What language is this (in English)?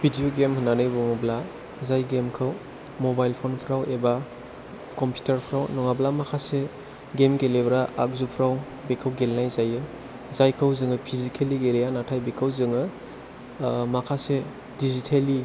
Bodo